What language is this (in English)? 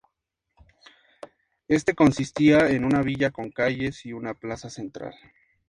Spanish